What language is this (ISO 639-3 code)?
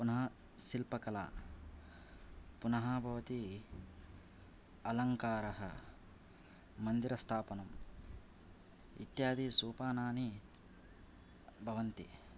san